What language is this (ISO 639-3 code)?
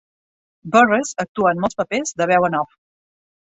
cat